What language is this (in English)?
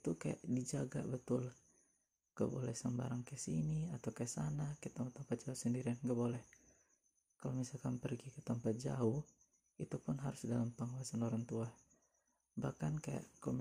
Indonesian